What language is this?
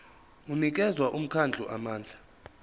Zulu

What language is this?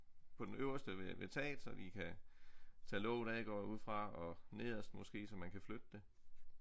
Danish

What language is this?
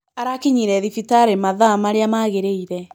Kikuyu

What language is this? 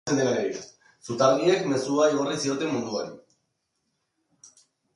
Basque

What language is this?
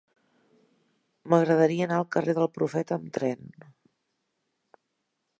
Catalan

